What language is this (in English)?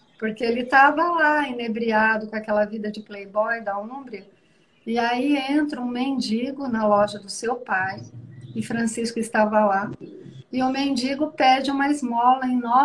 Portuguese